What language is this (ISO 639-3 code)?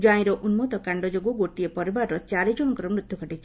ori